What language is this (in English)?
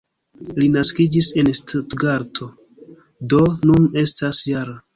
Esperanto